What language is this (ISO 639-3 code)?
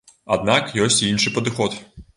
bel